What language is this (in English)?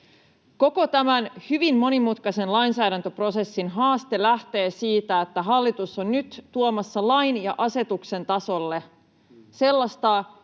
Finnish